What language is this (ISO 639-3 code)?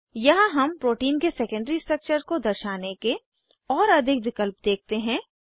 hin